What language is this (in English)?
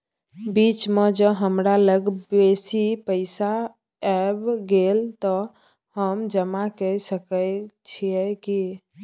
Maithili